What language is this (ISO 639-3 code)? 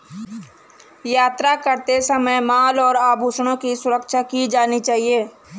hin